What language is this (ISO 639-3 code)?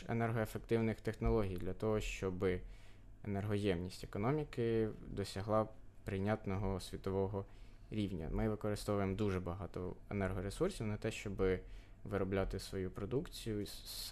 ukr